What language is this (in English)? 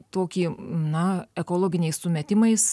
Lithuanian